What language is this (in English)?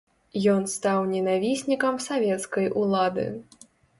Belarusian